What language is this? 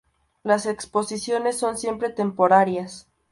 Spanish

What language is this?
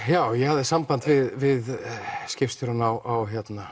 Icelandic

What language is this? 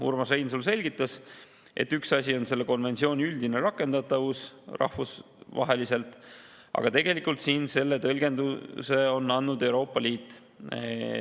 Estonian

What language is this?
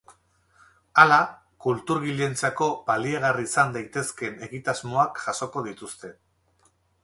Basque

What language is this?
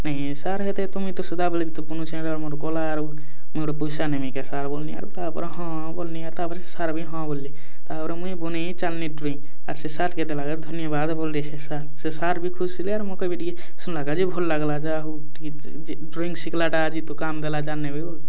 Odia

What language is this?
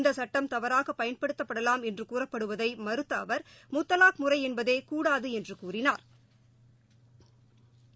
Tamil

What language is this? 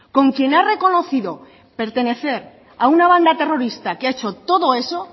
Spanish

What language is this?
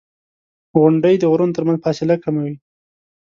Pashto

